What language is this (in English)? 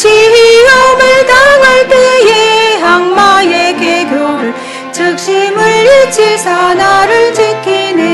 Korean